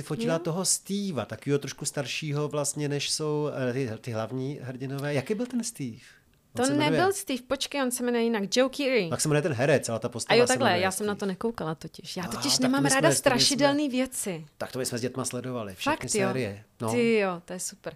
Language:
Czech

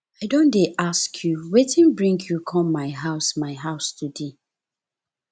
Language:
Nigerian Pidgin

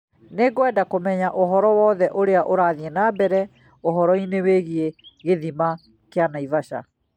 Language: Kikuyu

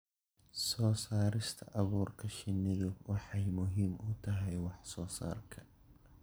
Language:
Somali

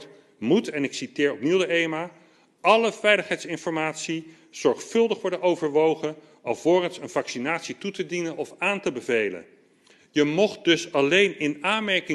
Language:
Dutch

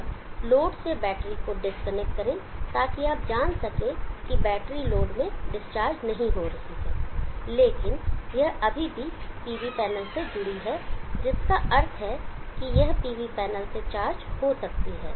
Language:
Hindi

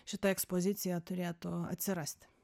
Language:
Lithuanian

